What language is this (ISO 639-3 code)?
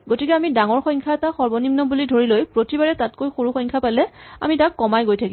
asm